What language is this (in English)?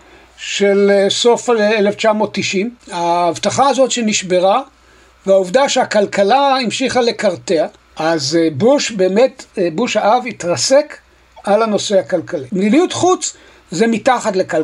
Hebrew